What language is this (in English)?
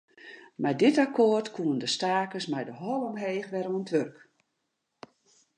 Western Frisian